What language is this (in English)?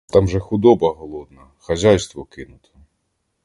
Ukrainian